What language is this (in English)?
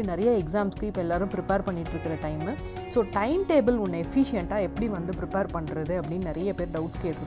Tamil